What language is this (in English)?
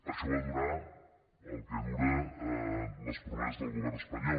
Catalan